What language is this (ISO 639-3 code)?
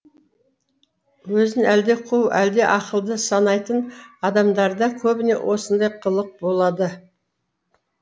kaz